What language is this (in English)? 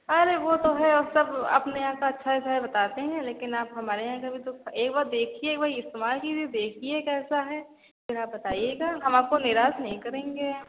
Hindi